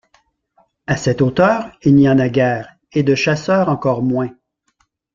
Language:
French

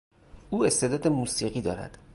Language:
Persian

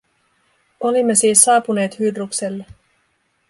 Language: Finnish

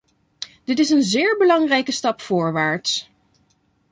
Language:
Dutch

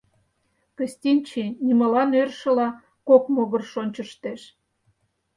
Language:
Mari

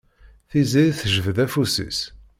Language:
Kabyle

